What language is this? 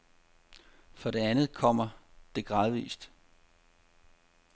Danish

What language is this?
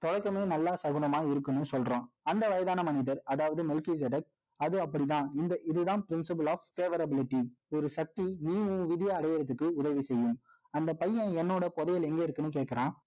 Tamil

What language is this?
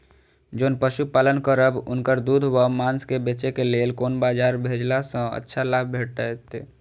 Maithili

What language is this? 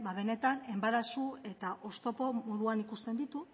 Basque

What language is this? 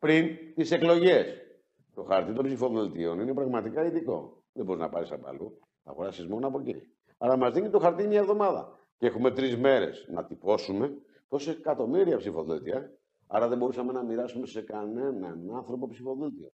Greek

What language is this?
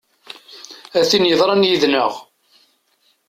Kabyle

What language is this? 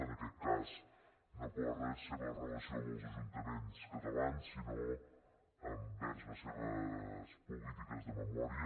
Catalan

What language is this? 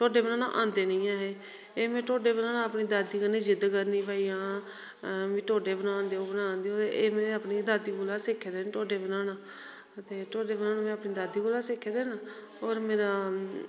Dogri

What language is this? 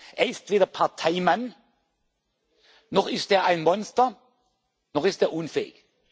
German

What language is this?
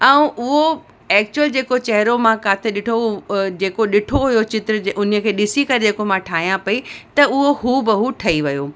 Sindhi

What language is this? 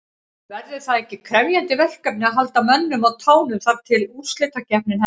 Icelandic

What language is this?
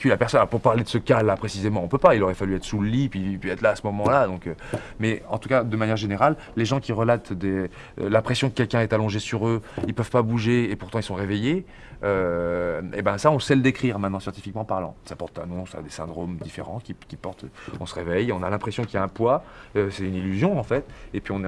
French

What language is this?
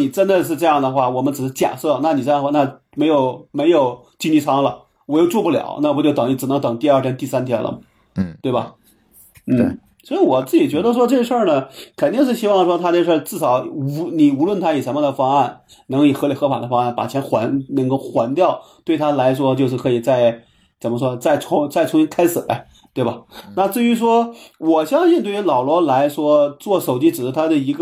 Chinese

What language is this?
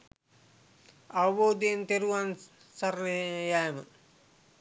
Sinhala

